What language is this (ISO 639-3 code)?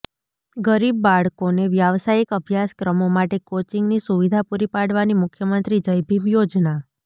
guj